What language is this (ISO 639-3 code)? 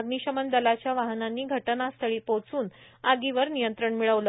mar